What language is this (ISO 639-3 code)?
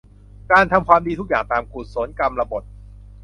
tha